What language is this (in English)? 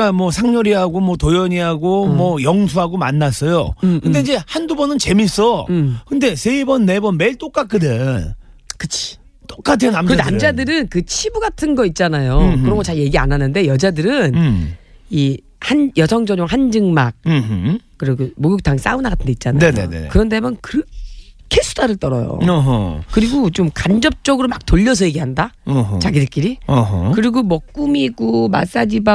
Korean